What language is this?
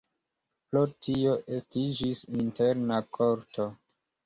Esperanto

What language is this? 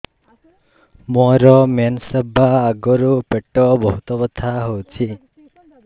Odia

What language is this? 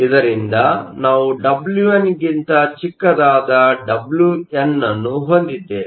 Kannada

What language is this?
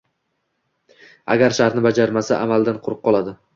Uzbek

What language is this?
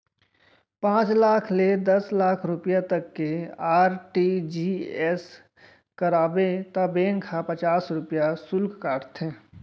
Chhattisgarhi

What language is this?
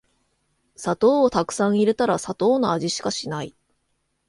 Japanese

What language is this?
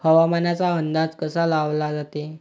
Marathi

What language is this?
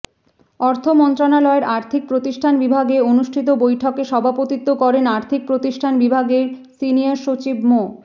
Bangla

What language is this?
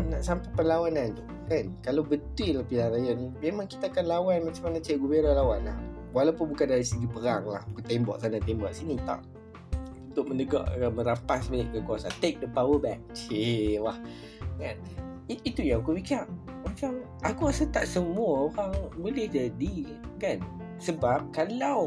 Malay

